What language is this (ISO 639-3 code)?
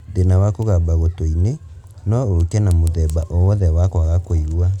kik